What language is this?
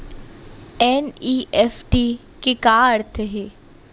Chhattisgarhi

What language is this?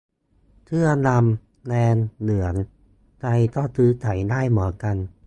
Thai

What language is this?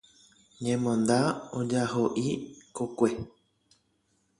Guarani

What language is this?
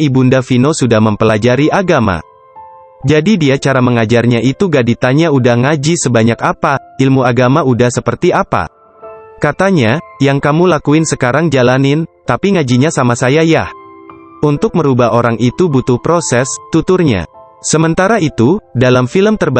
Indonesian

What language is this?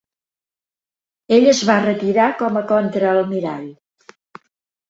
Catalan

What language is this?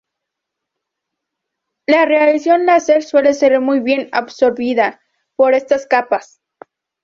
Spanish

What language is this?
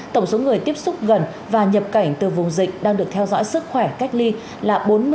Vietnamese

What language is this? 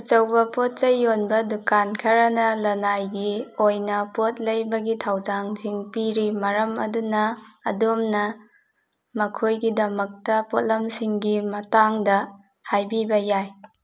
Manipuri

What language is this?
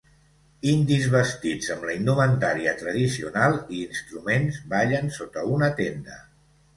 Catalan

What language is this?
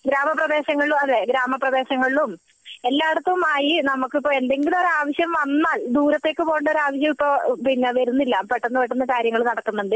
Malayalam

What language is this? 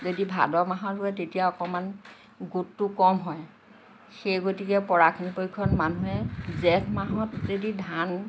Assamese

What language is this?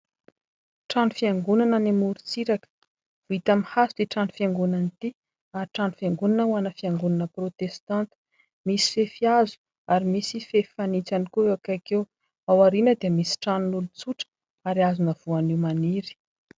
Malagasy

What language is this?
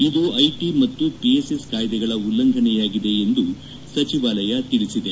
Kannada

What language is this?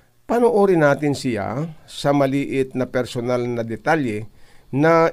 Filipino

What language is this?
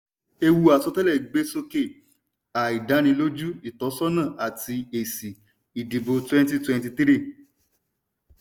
Yoruba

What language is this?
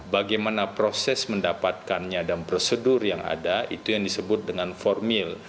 Indonesian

